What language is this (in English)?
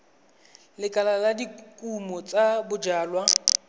Tswana